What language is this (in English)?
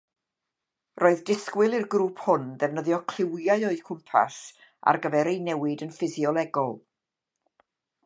Welsh